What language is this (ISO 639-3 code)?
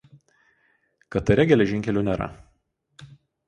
lit